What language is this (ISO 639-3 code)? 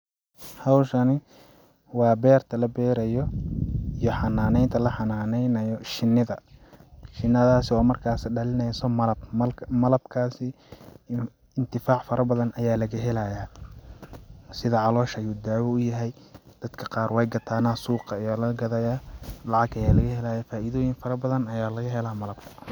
som